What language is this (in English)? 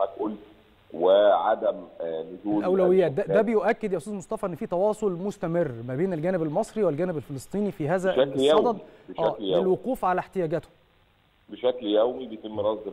Arabic